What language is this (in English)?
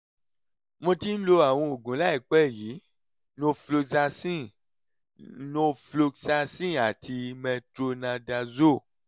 Yoruba